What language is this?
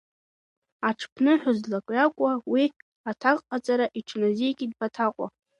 Abkhazian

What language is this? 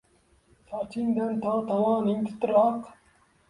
Uzbek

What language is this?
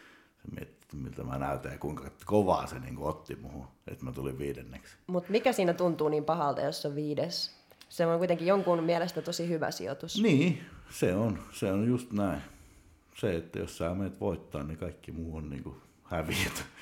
Finnish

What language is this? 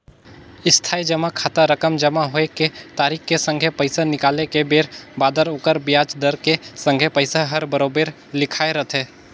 Chhattisgarhi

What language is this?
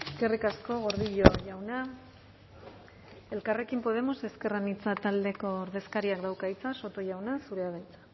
Basque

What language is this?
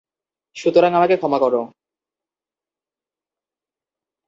Bangla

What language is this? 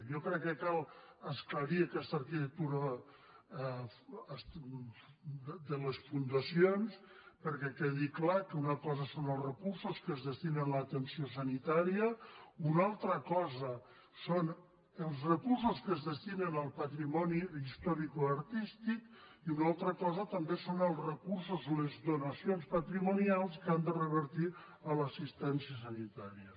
Catalan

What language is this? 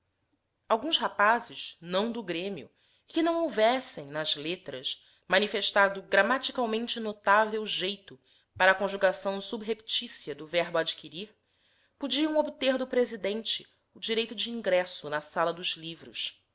Portuguese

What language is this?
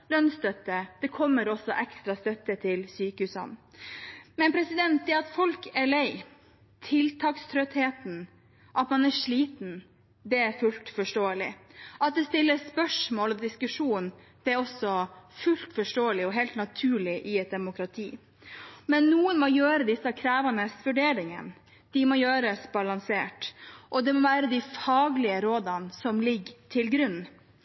Norwegian Bokmål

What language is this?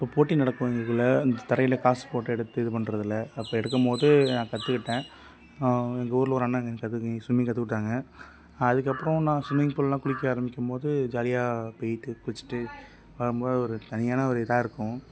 Tamil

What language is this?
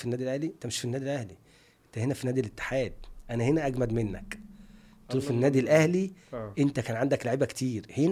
Arabic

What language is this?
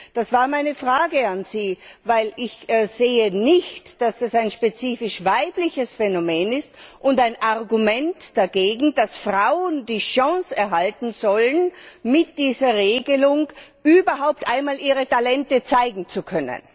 German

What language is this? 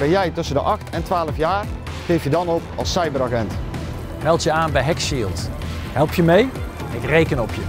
Dutch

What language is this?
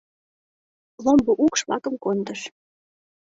Mari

